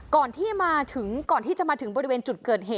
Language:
Thai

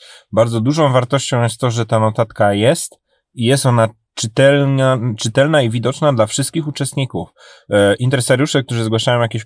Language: Polish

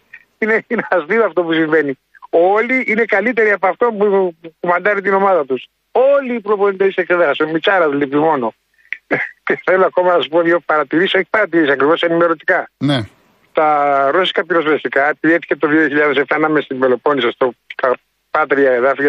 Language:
Greek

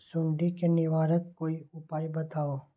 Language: Magahi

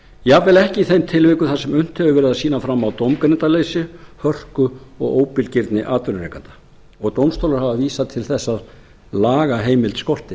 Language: Icelandic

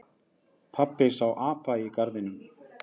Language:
Icelandic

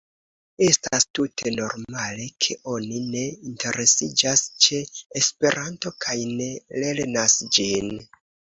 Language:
Esperanto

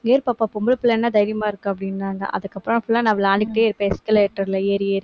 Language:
Tamil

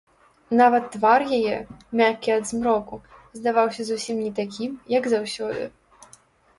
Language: Belarusian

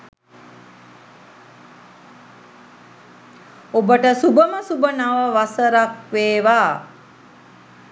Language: Sinhala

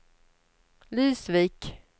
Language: Swedish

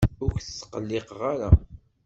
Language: Kabyle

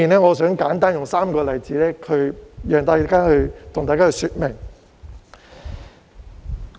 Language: Cantonese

